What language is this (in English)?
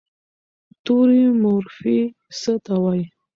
Pashto